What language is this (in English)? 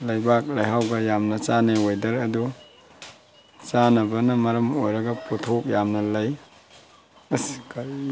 Manipuri